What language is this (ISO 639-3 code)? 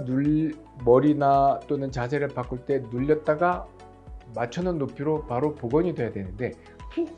kor